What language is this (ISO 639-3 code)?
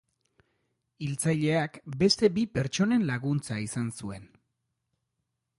eus